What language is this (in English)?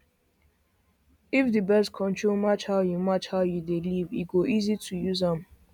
Nigerian Pidgin